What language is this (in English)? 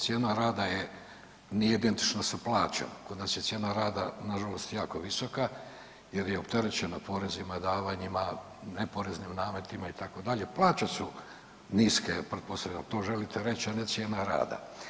Croatian